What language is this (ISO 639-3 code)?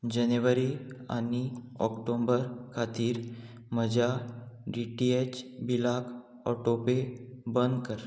kok